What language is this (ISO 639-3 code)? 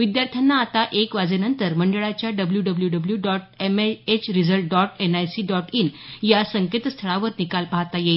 mar